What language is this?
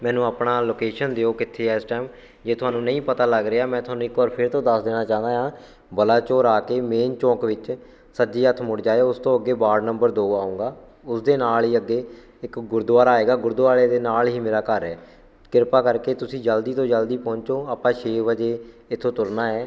Punjabi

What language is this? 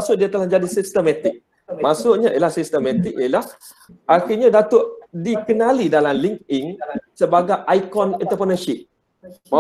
Malay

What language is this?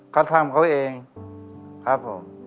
Thai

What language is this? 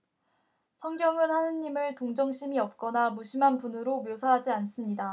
Korean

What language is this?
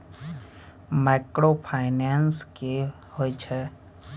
Maithili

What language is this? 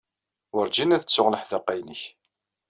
Kabyle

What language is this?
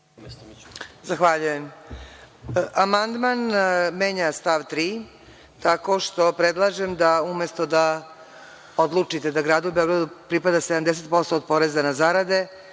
Serbian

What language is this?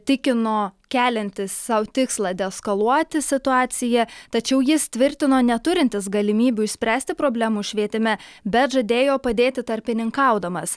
Lithuanian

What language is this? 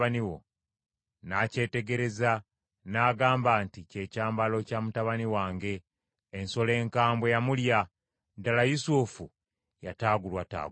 Ganda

